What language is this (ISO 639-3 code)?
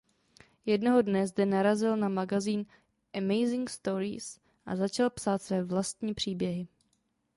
ces